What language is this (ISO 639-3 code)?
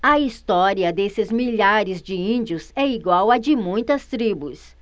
por